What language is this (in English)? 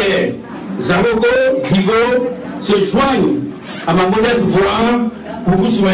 French